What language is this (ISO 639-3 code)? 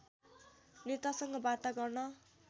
nep